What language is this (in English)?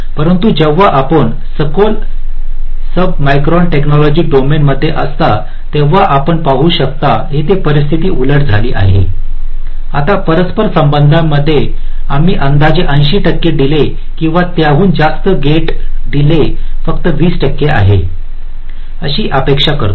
Marathi